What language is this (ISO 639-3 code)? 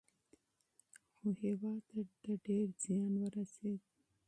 pus